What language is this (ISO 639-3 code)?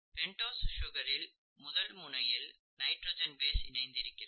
tam